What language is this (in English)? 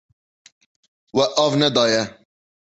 Kurdish